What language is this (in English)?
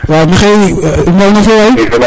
Serer